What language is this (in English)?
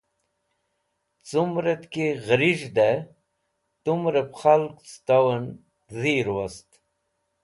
Wakhi